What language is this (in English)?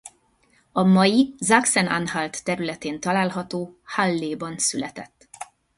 Hungarian